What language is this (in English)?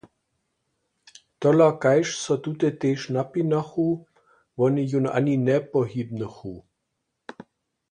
Upper Sorbian